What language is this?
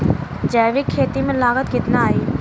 Bhojpuri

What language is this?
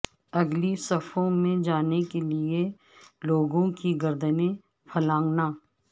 Urdu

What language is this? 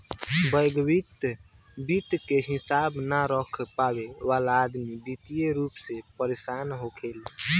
Bhojpuri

